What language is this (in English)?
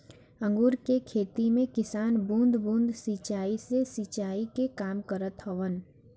Bhojpuri